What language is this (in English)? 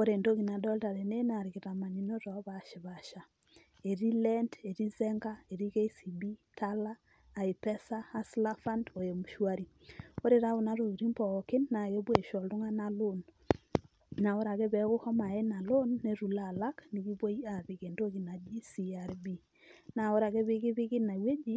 Masai